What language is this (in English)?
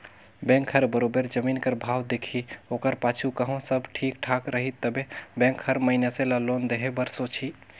Chhattisgarhi